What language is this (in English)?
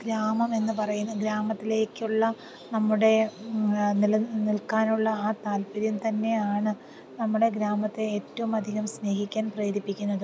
Malayalam